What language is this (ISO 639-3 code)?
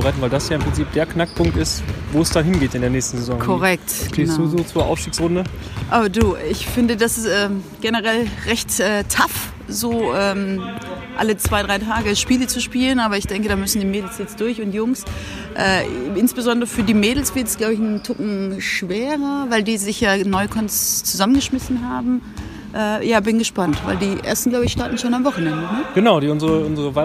deu